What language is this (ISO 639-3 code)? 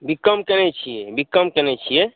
mai